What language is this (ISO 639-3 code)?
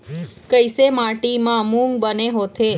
hne